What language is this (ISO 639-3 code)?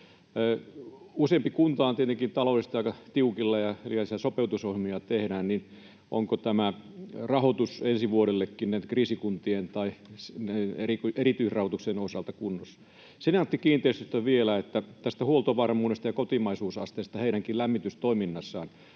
fin